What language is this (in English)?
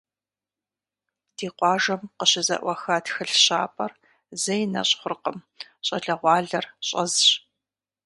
Kabardian